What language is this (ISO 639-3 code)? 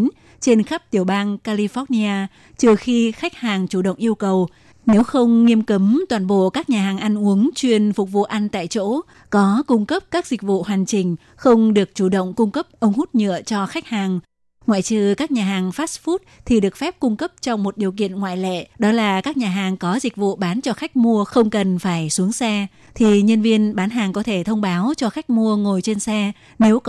vie